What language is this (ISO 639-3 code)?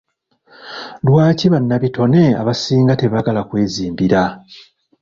lug